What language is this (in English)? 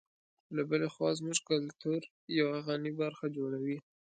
Pashto